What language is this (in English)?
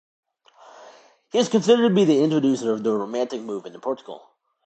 English